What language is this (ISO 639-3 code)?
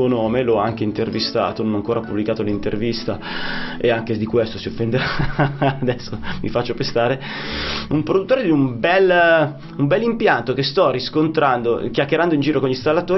ita